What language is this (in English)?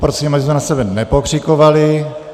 Czech